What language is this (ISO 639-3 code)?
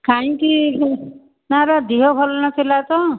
ori